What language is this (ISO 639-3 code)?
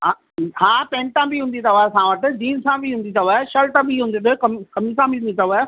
snd